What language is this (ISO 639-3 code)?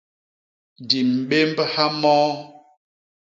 bas